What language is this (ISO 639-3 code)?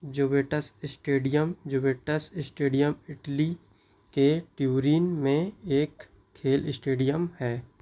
hin